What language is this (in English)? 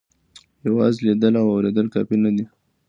Pashto